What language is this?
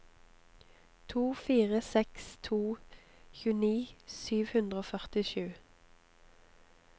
Norwegian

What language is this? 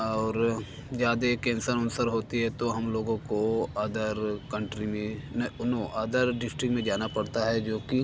Hindi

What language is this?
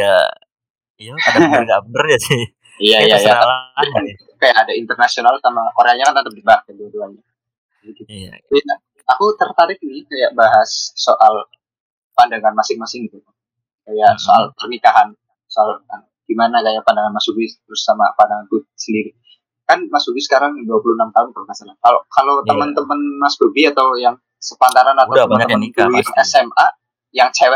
Indonesian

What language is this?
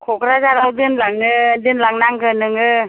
Bodo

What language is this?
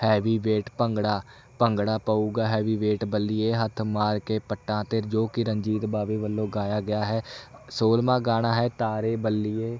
Punjabi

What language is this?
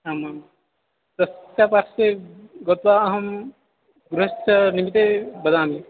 Sanskrit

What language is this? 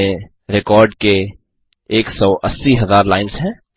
Hindi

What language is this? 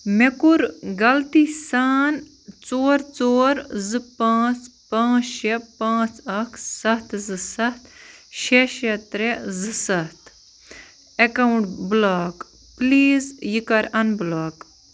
Kashmiri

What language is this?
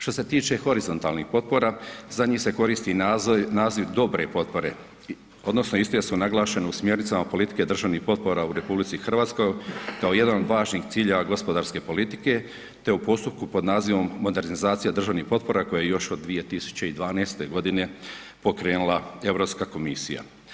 Croatian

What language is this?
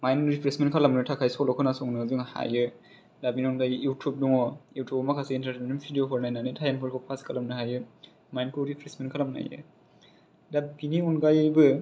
Bodo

